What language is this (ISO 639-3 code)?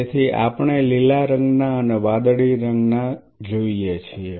guj